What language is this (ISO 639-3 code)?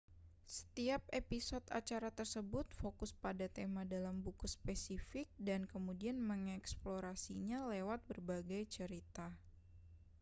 ind